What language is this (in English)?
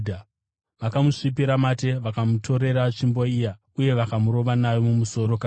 Shona